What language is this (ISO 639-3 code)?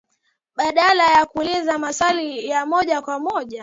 swa